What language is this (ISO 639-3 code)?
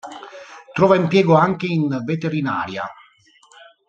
ita